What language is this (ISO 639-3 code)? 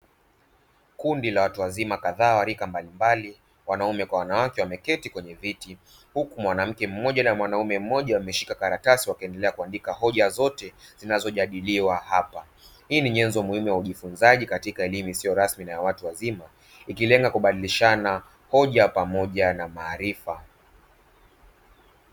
swa